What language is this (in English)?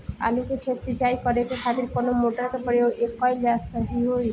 Bhojpuri